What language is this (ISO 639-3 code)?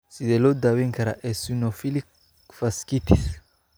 som